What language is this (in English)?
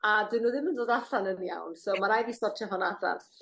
Welsh